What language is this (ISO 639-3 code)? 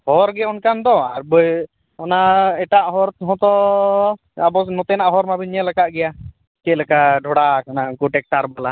sat